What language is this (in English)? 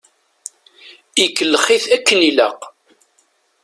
Kabyle